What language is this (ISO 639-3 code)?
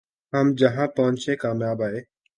urd